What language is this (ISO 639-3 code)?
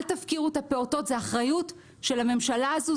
heb